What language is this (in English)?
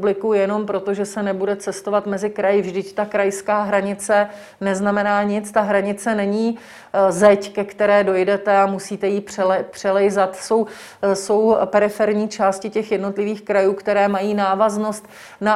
Czech